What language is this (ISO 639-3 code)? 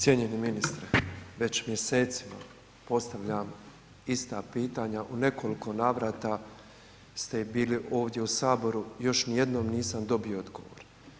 hrv